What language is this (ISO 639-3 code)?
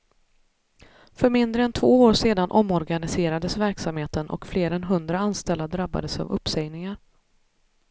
swe